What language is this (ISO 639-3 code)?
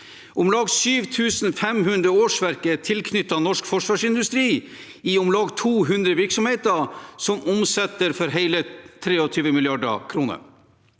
nor